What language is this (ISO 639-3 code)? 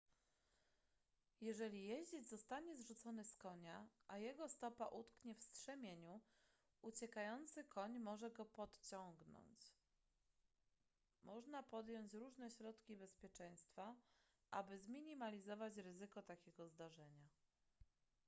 pol